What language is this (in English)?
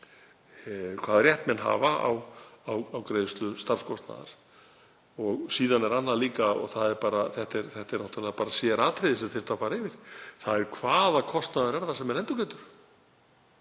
Icelandic